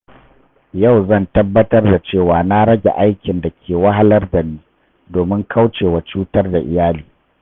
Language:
Hausa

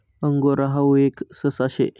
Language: Marathi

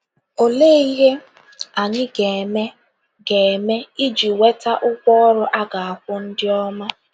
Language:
Igbo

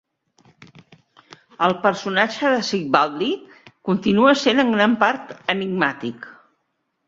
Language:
Catalan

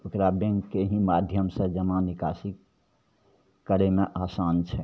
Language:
Maithili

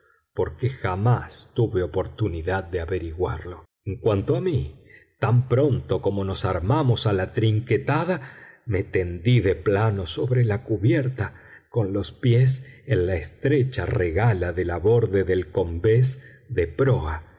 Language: Spanish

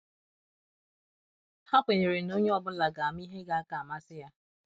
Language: Igbo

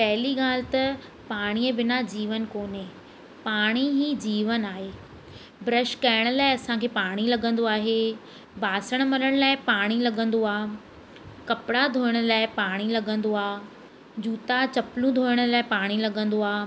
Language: Sindhi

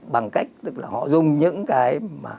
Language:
Vietnamese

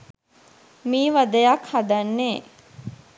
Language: Sinhala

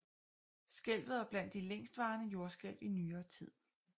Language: Danish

